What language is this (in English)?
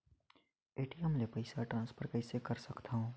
Chhattisgarhi